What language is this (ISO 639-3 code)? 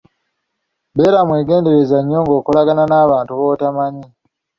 lug